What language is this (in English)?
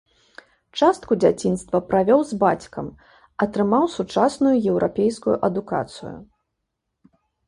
Belarusian